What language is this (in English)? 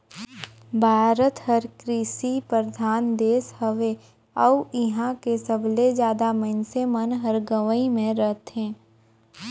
Chhattisgarhi